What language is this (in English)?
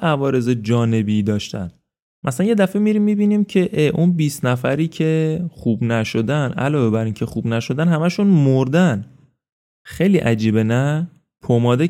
Persian